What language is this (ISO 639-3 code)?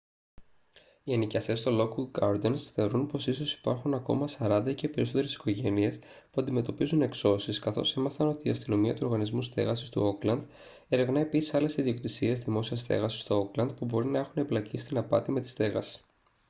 ell